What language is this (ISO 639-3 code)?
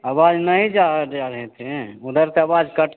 hin